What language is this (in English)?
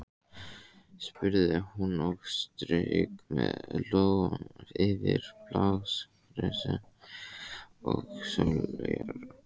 Icelandic